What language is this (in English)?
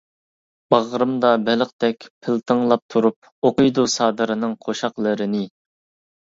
Uyghur